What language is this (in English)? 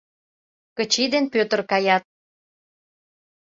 Mari